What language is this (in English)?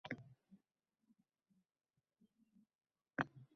Uzbek